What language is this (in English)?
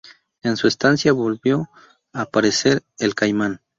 Spanish